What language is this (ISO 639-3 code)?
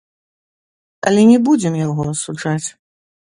bel